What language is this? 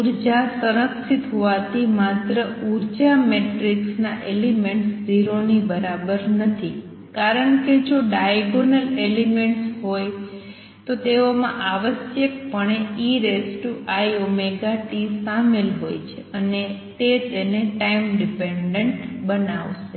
Gujarati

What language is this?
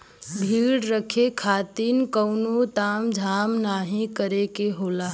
Bhojpuri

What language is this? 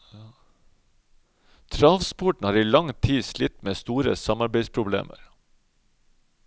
Norwegian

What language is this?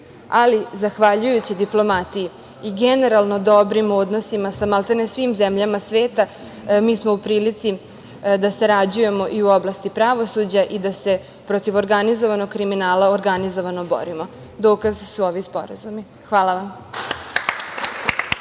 Serbian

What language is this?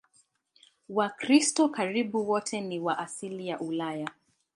Swahili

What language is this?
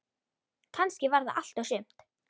Icelandic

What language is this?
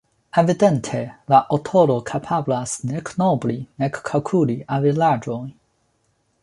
Esperanto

